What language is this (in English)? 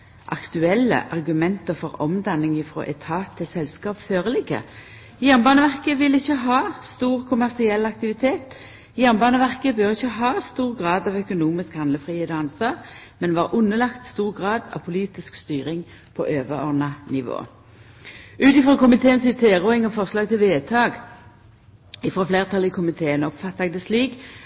Norwegian Nynorsk